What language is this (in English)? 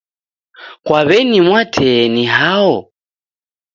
Taita